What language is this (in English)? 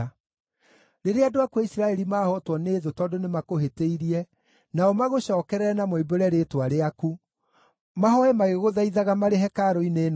Kikuyu